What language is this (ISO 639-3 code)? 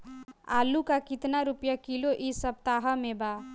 bho